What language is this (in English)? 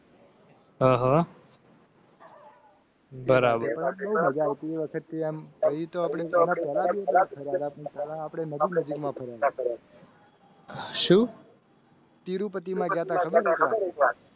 Gujarati